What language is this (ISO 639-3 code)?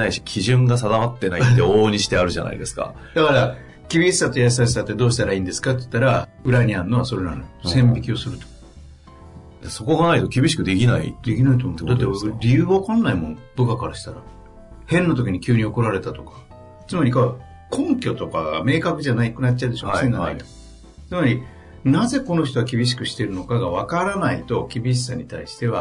jpn